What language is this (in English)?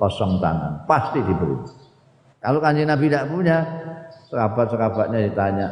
Indonesian